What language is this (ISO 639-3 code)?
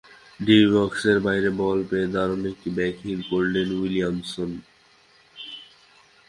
ben